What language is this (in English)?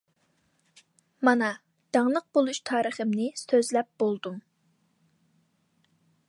Uyghur